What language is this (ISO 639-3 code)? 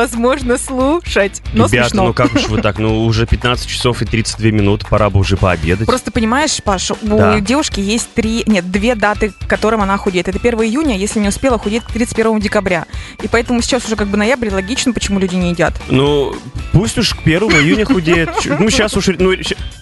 rus